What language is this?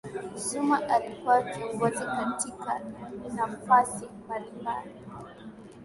Swahili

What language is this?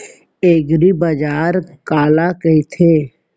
Chhattisgarhi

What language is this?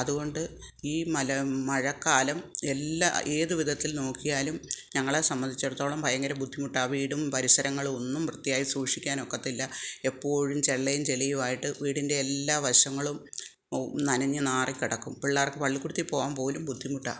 Malayalam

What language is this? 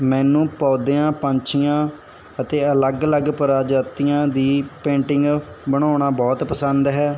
Punjabi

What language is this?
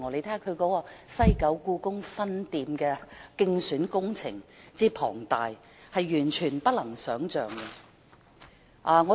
Cantonese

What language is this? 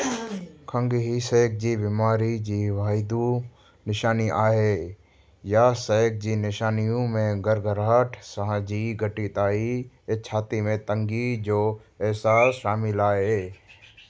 Sindhi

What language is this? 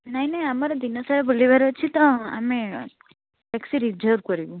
Odia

